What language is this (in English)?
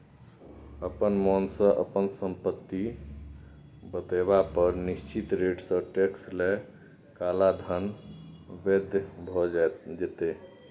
Maithili